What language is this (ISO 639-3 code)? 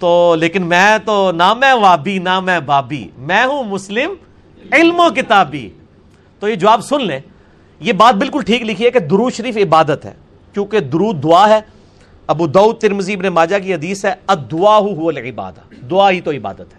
urd